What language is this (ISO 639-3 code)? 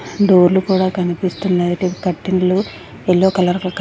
tel